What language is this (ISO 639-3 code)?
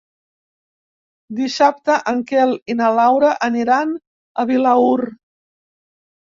cat